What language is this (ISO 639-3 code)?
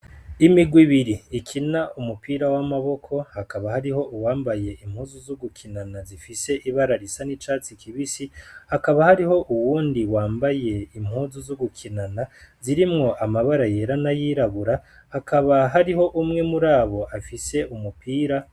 run